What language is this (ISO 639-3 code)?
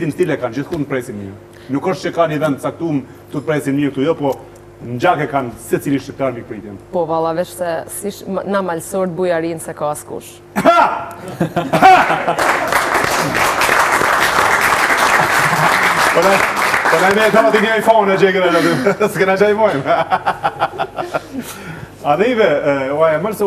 nld